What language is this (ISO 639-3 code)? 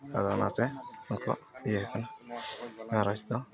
sat